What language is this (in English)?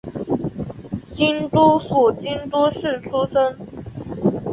Chinese